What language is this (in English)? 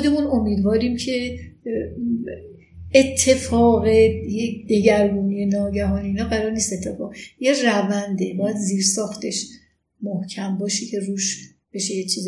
Persian